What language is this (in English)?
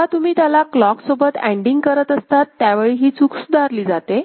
Marathi